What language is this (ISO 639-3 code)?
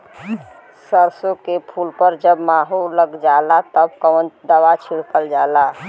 bho